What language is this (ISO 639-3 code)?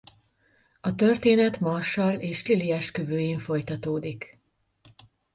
hun